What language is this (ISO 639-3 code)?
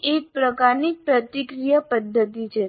guj